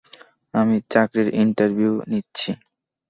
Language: Bangla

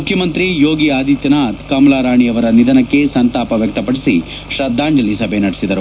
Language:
Kannada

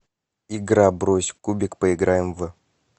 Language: Russian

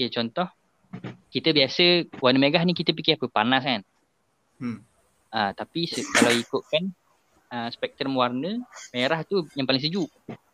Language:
Malay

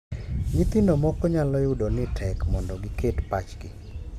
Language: Luo (Kenya and Tanzania)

